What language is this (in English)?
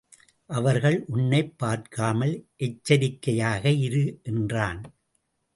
Tamil